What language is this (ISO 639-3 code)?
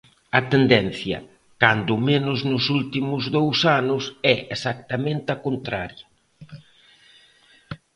glg